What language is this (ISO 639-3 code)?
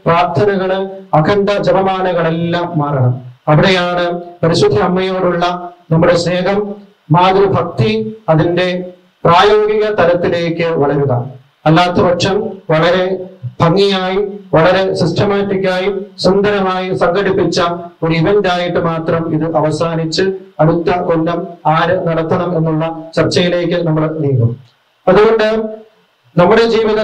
ind